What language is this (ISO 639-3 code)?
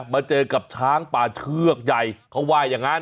tha